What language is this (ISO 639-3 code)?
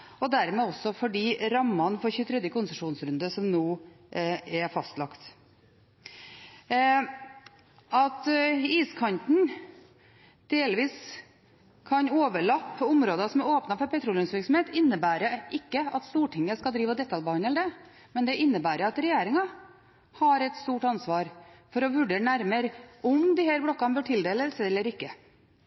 nob